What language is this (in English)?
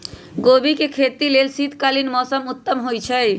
Magahi